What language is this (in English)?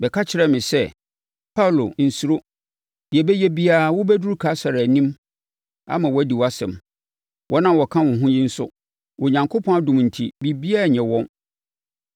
Akan